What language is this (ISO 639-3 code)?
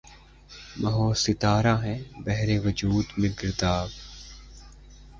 urd